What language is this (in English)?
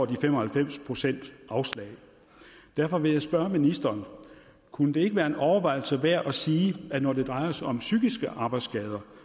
Danish